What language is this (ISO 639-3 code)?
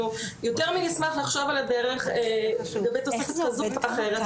heb